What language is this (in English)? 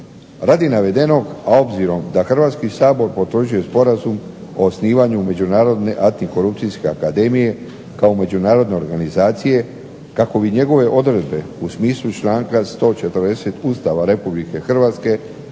Croatian